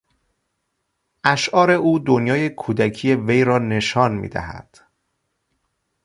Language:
Persian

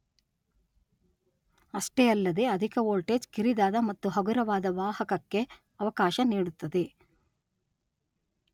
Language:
Kannada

